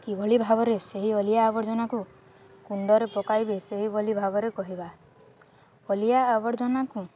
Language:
Odia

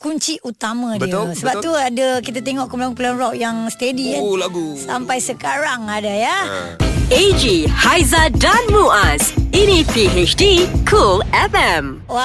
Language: Malay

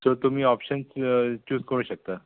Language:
Konkani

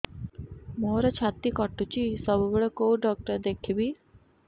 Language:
Odia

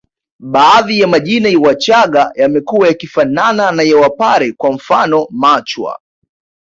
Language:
Swahili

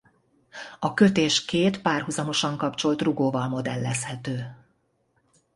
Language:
Hungarian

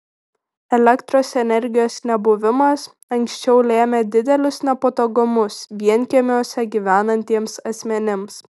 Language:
Lithuanian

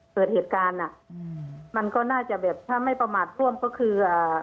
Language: Thai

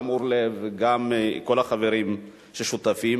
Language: Hebrew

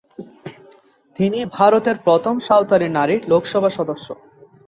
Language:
Bangla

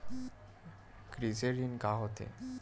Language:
Chhattisgarhi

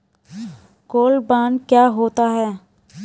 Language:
Hindi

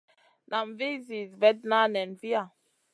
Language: Masana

